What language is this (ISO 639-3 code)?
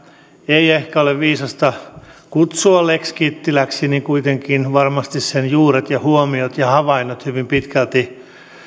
fin